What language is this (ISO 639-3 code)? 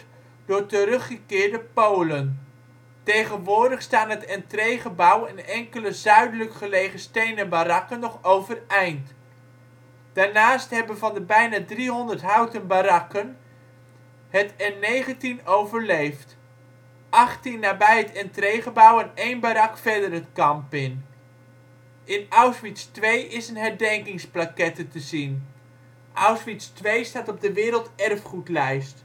nld